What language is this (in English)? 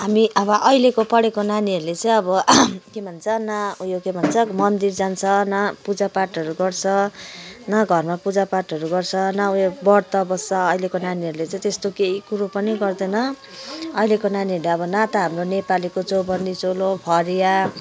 Nepali